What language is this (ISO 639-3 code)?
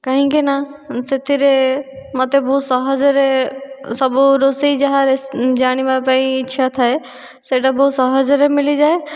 ori